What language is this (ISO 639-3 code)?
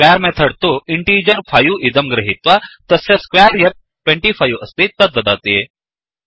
san